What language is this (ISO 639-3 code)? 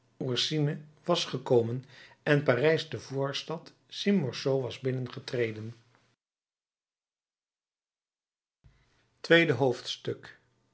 nld